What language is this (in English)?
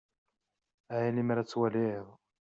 Kabyle